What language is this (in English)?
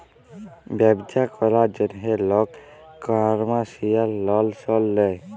Bangla